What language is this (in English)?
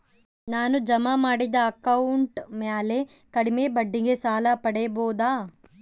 Kannada